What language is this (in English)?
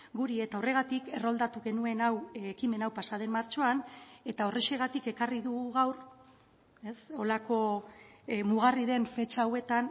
Basque